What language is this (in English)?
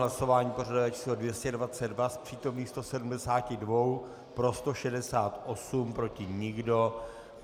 Czech